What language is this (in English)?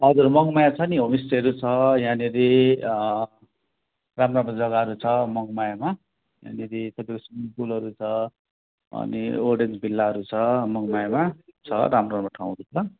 Nepali